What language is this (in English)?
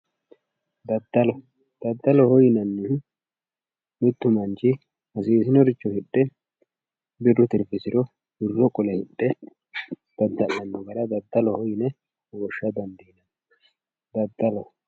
Sidamo